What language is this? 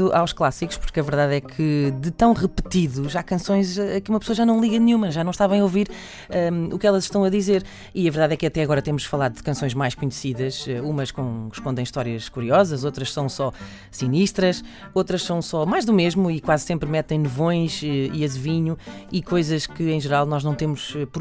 Portuguese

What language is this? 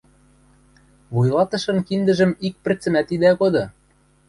Western Mari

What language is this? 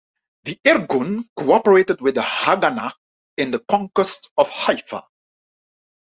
English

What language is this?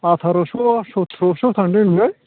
Bodo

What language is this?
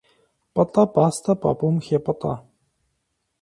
Kabardian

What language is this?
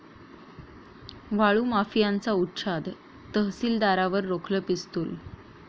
Marathi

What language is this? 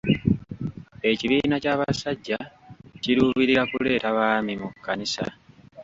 Ganda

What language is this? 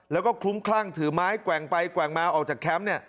Thai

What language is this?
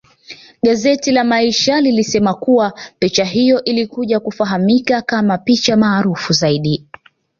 Swahili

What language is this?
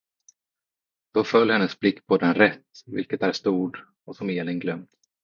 Swedish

